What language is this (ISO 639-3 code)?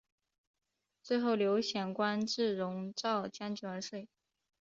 zho